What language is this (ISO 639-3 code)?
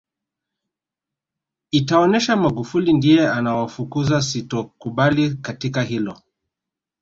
swa